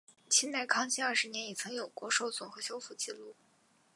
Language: Chinese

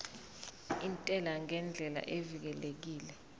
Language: Zulu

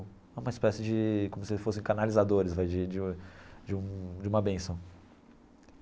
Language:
Portuguese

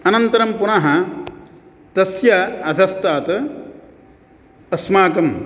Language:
Sanskrit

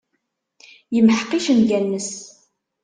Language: Kabyle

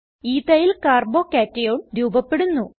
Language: Malayalam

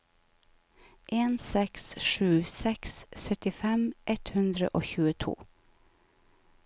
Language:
Norwegian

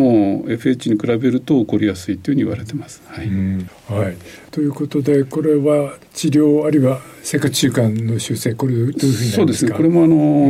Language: Japanese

